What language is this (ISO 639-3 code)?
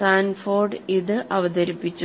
mal